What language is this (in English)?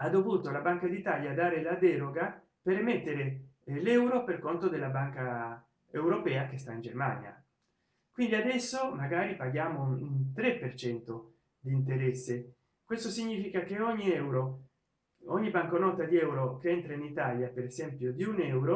Italian